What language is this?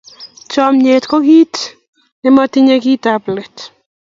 Kalenjin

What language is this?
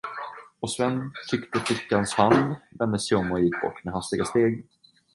Swedish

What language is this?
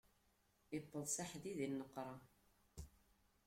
Kabyle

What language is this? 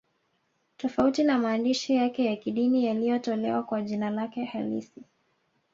Swahili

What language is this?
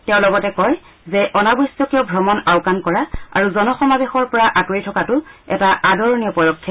Assamese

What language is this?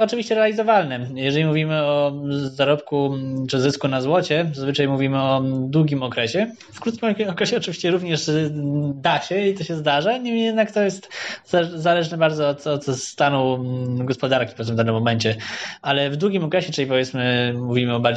Polish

